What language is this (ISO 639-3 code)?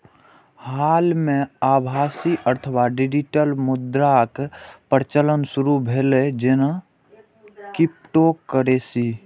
mai